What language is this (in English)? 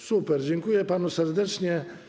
Polish